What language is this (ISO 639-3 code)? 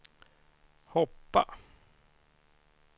swe